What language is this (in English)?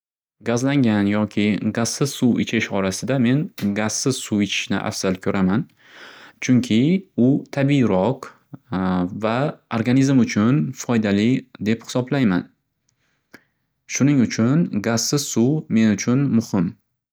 Uzbek